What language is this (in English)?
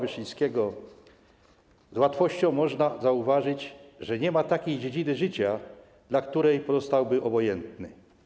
Polish